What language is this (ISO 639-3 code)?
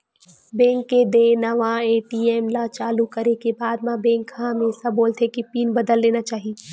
hne